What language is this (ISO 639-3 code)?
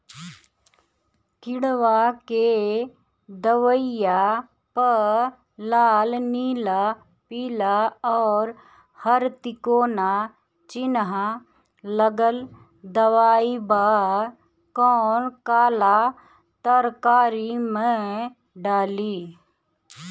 bho